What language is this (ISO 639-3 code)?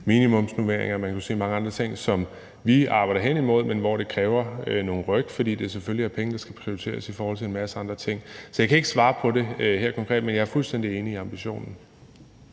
dan